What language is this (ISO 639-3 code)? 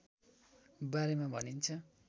nep